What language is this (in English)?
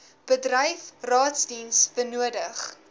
Afrikaans